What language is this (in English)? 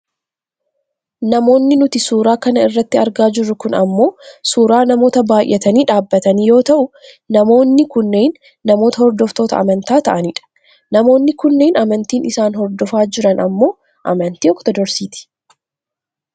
Oromo